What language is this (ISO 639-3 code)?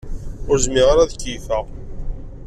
kab